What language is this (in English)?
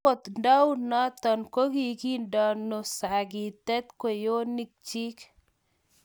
Kalenjin